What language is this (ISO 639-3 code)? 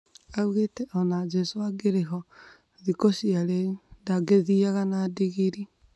kik